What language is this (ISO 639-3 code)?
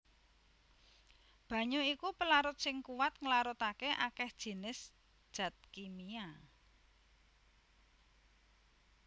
jav